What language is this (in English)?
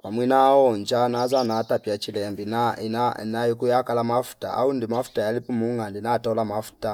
Fipa